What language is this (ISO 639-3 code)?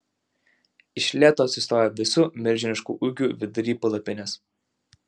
lit